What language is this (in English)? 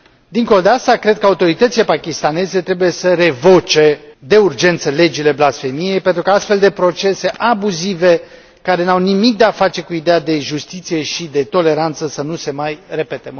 Romanian